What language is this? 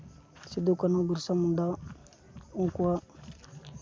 Santali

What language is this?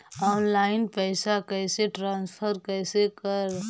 Magahi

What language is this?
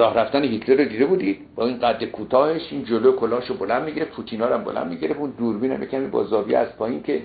Persian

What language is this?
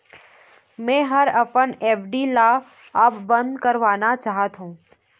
Chhattisgarhi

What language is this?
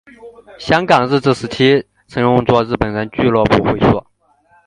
Chinese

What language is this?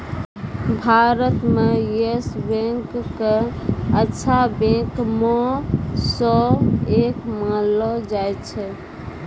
Maithili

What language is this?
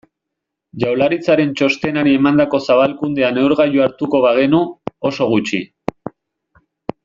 Basque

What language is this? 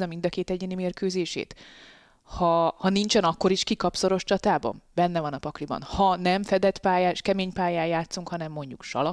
Hungarian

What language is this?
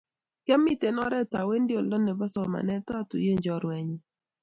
Kalenjin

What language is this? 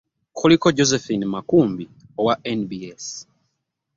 Ganda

